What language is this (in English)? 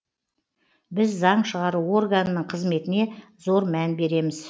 Kazakh